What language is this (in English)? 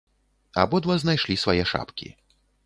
Belarusian